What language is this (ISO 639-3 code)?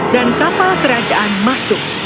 ind